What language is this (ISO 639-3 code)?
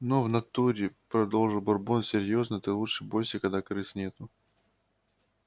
rus